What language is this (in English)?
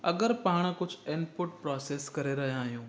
Sindhi